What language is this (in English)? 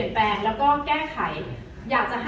Thai